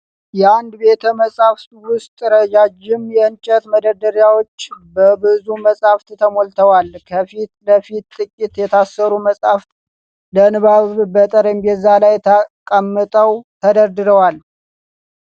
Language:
Amharic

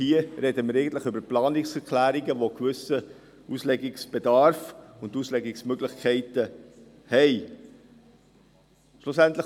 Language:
Swiss German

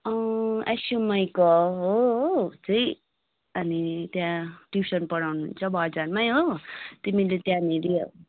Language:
Nepali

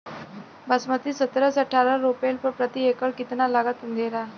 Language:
Bhojpuri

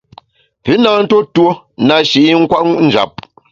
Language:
Bamun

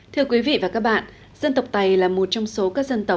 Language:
Vietnamese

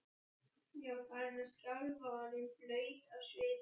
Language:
Icelandic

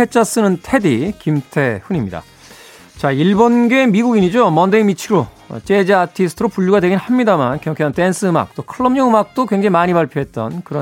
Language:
Korean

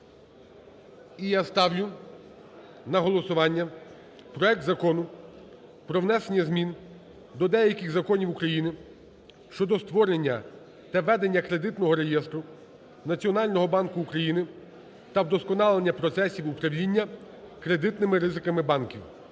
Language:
Ukrainian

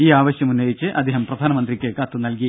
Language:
Malayalam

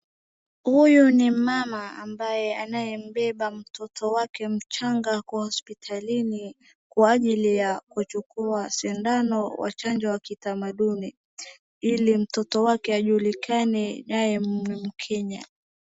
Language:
Swahili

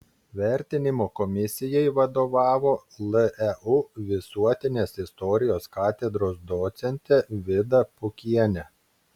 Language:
Lithuanian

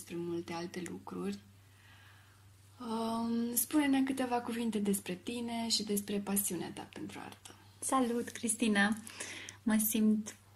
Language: Romanian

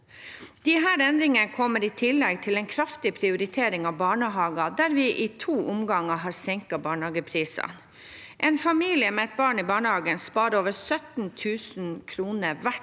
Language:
Norwegian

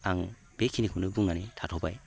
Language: Bodo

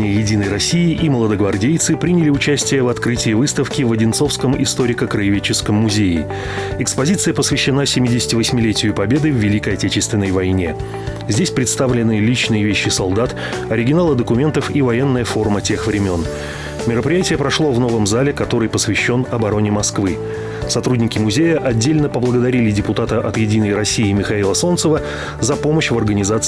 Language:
Russian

